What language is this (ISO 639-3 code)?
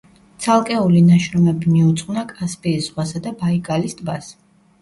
kat